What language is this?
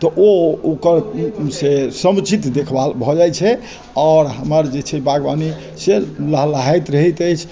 Maithili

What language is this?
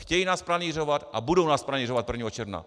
Czech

